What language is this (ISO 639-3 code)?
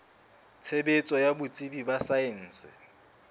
sot